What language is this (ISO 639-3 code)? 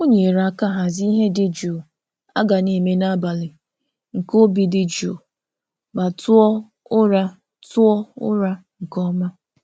ibo